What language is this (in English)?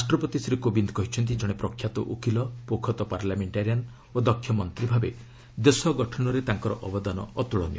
Odia